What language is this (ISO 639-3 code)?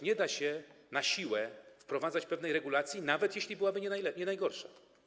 pol